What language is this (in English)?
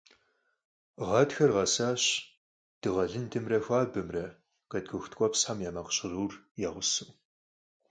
Kabardian